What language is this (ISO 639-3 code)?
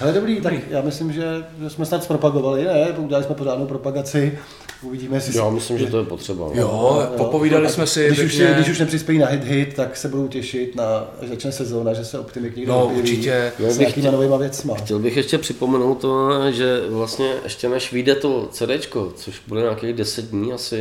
ces